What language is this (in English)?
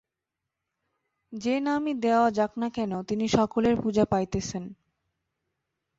Bangla